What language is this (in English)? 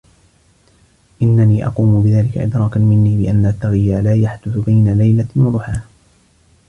Arabic